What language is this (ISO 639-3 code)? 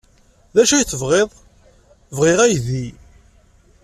kab